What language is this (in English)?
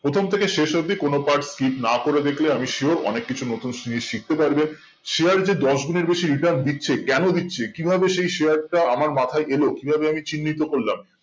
Bangla